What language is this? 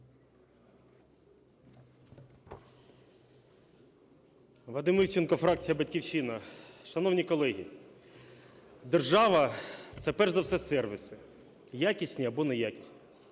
Ukrainian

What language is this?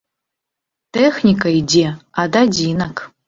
Belarusian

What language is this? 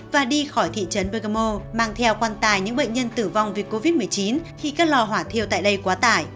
Vietnamese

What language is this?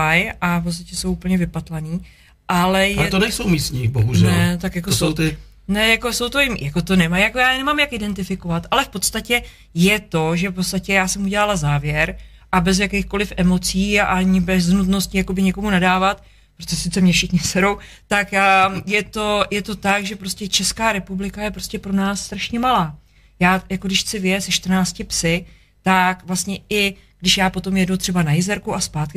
Czech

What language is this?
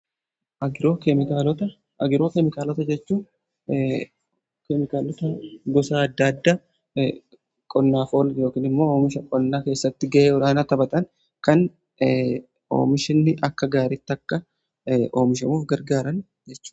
Oromo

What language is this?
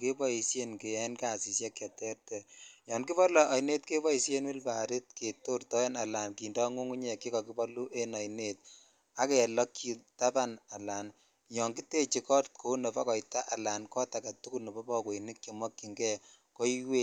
Kalenjin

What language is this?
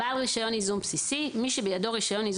Hebrew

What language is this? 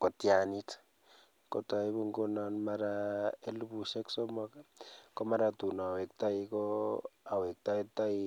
Kalenjin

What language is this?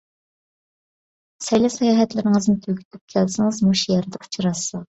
Uyghur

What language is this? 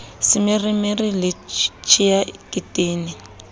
Southern Sotho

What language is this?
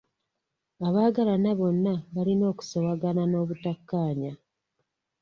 Ganda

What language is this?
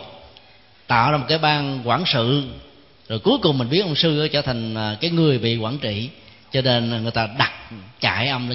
Vietnamese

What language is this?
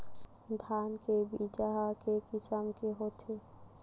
Chhattisgarhi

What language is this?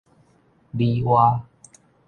Min Nan Chinese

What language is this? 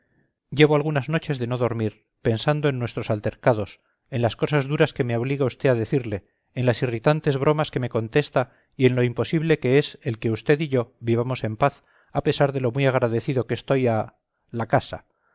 Spanish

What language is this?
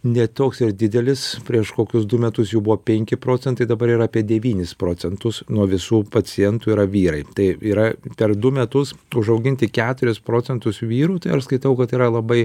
Lithuanian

